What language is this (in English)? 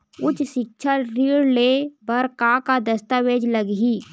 Chhattisgarhi